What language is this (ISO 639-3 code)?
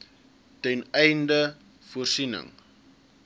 afr